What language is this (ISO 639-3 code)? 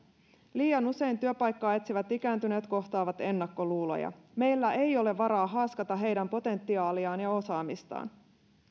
fin